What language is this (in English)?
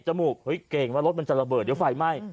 Thai